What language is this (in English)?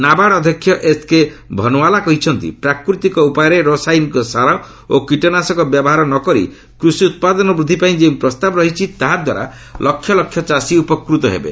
Odia